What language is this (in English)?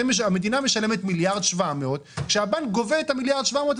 Hebrew